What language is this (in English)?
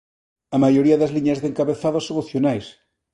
Galician